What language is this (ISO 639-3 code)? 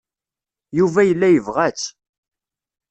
kab